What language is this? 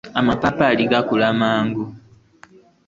Ganda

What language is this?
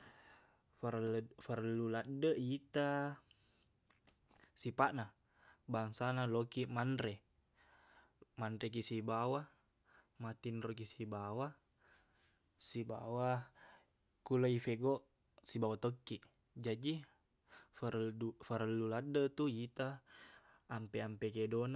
Buginese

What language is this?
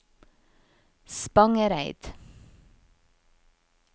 Norwegian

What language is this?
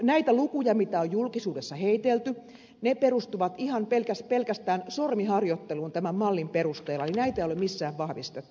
Finnish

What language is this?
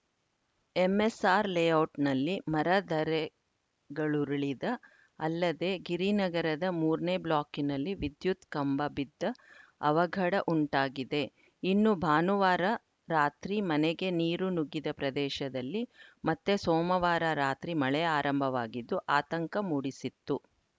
Kannada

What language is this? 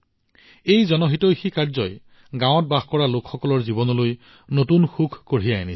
Assamese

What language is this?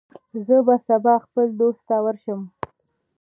Pashto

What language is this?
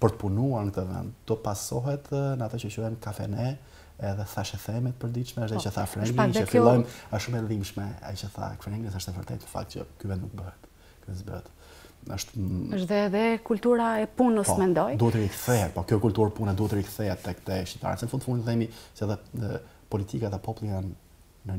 Dutch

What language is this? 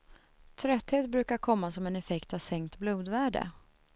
Swedish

